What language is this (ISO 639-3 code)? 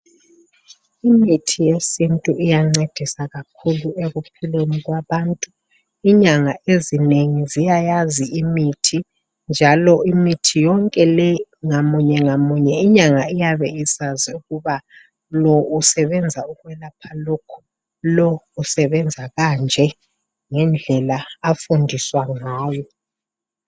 nde